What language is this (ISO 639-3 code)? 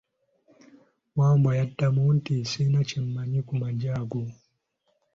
lug